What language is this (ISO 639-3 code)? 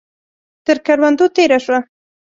pus